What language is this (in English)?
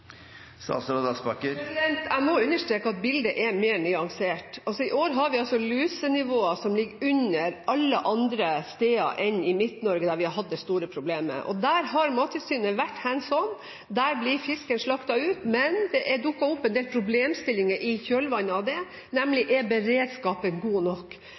Norwegian Bokmål